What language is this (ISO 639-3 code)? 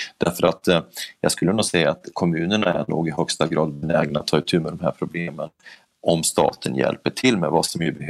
swe